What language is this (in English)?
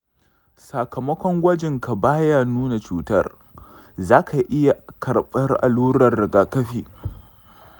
Hausa